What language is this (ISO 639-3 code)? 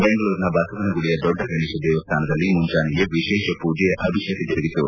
kan